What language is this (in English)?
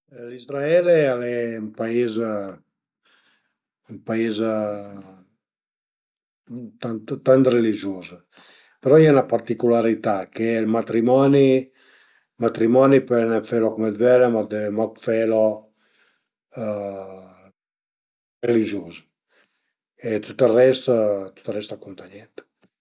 Piedmontese